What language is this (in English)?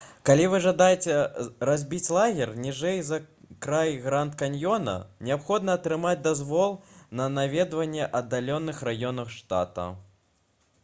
Belarusian